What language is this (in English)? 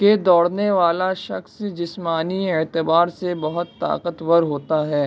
Urdu